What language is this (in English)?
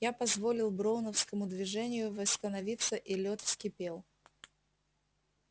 Russian